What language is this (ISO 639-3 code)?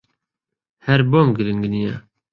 ckb